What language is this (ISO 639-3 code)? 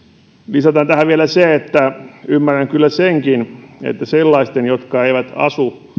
fin